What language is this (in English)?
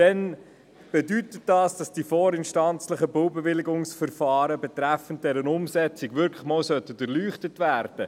Swiss German